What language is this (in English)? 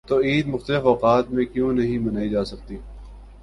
Urdu